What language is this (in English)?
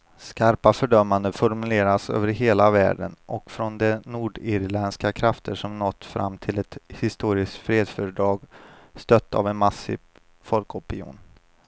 Swedish